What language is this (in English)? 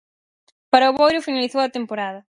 Galician